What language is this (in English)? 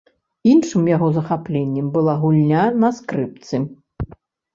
Belarusian